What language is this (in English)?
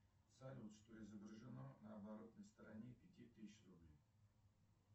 Russian